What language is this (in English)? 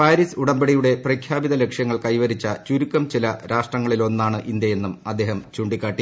Malayalam